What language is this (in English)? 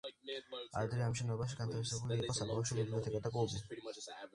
Georgian